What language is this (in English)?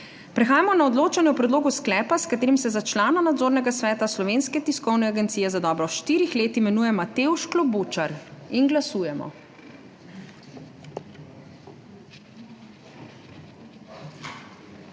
Slovenian